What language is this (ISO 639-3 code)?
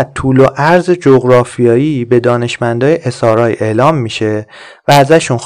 fas